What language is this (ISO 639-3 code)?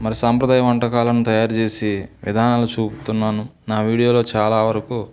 tel